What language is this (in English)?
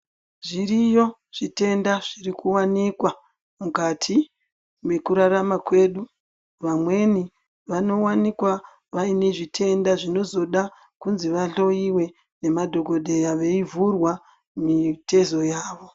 Ndau